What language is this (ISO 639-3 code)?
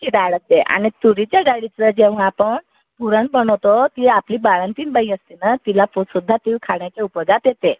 mar